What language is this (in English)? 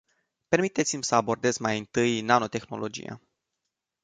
Romanian